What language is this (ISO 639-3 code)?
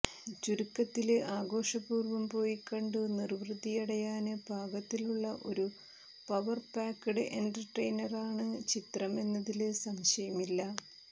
mal